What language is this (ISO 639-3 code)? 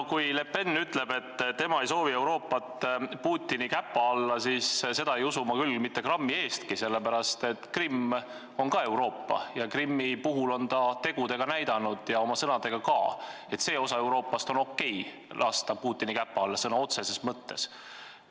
est